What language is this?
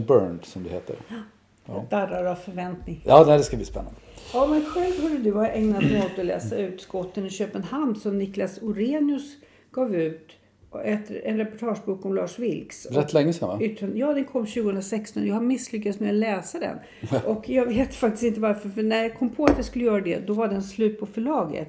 Swedish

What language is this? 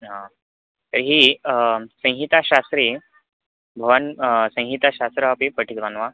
Sanskrit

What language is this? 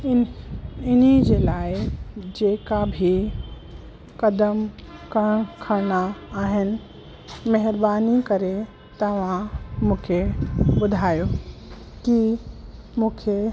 Sindhi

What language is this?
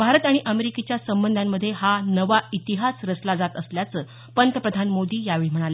Marathi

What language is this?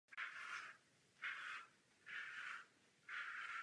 Czech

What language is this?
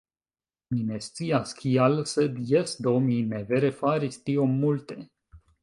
Esperanto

